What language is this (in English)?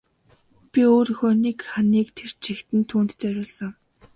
Mongolian